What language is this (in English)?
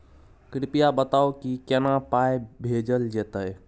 Maithili